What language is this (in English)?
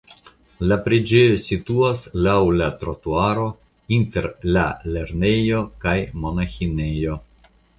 Esperanto